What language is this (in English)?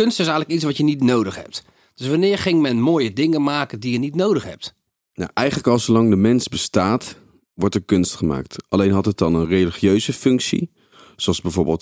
Dutch